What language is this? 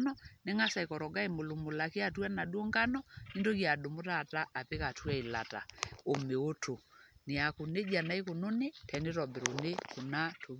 Masai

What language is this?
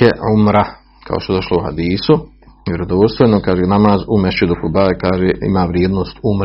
Croatian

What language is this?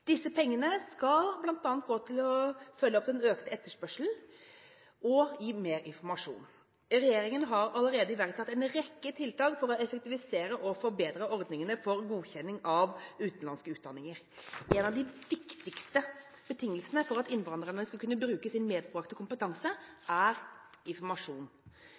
Norwegian Bokmål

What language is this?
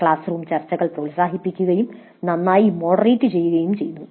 Malayalam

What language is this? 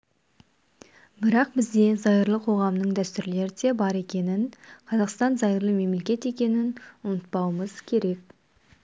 Kazakh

